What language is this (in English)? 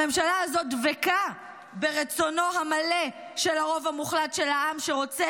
Hebrew